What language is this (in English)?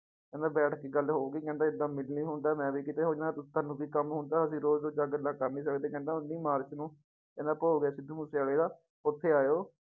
Punjabi